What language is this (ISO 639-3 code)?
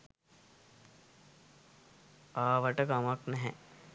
sin